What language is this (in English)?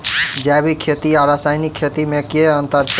Maithili